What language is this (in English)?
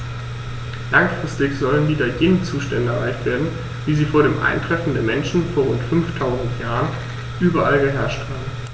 German